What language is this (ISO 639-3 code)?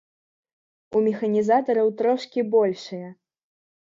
bel